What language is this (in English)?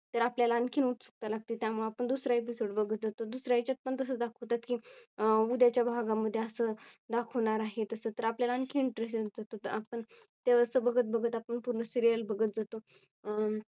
Marathi